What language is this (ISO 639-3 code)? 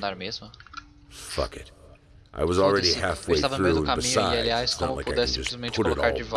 por